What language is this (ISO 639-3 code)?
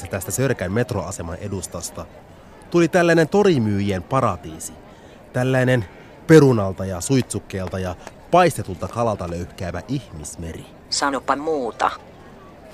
fin